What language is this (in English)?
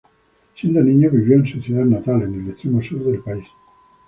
Spanish